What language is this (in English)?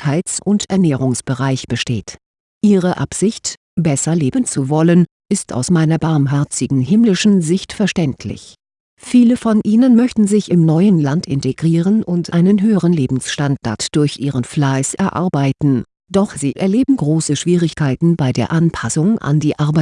German